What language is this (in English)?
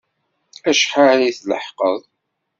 Kabyle